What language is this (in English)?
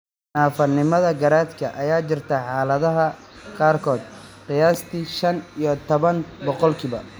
Somali